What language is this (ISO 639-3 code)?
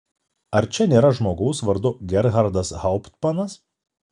lit